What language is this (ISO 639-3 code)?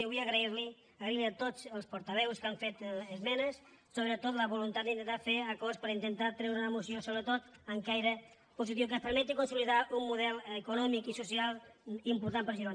cat